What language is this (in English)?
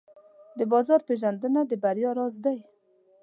Pashto